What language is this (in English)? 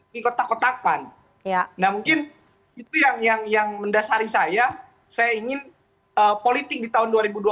Indonesian